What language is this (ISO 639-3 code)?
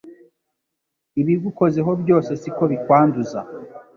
kin